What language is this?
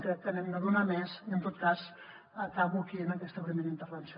Catalan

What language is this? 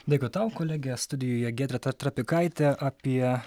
Lithuanian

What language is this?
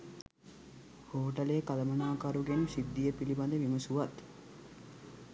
Sinhala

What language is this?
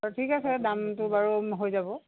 Assamese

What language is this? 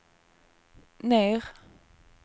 Swedish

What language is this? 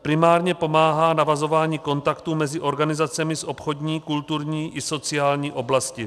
Czech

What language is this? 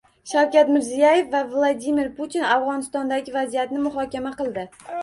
Uzbek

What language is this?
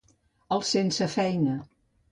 Catalan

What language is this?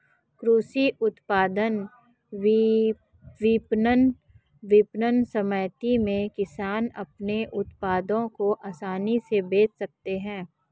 Hindi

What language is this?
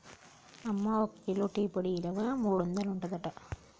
Telugu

